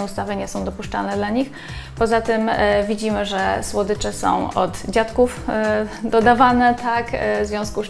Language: Polish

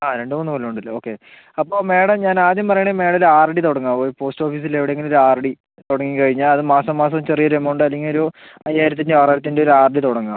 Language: Malayalam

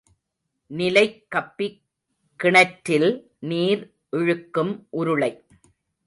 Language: Tamil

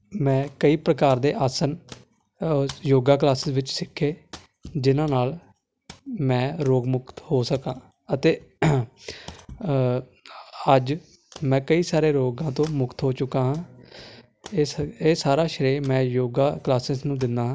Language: Punjabi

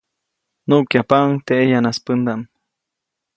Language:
Copainalá Zoque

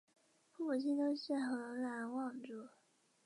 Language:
Chinese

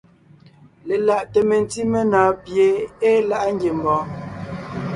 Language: Ngiemboon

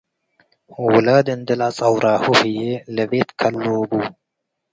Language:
Tigre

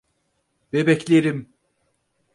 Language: Turkish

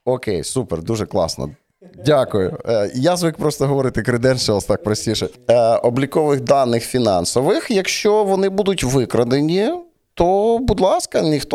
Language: Ukrainian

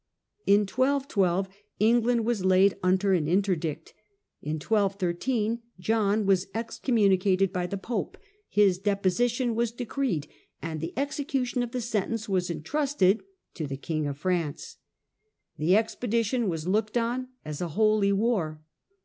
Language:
English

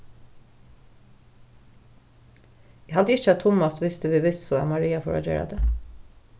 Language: Faroese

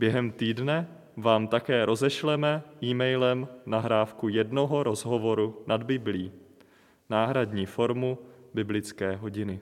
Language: Czech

